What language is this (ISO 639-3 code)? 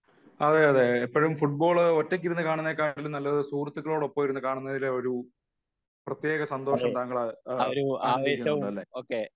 mal